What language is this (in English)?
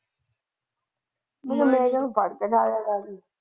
Punjabi